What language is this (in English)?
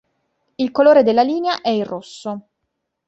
Italian